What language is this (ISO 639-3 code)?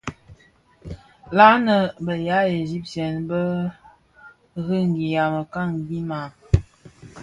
ksf